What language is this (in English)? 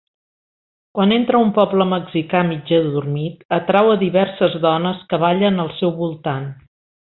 Catalan